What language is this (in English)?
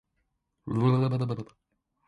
Cantonese